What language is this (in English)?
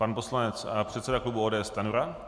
Czech